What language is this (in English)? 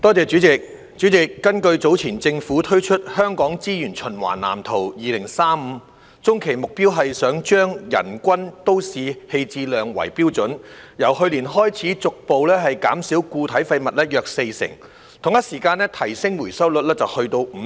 Cantonese